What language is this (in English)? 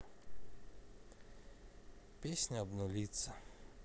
Russian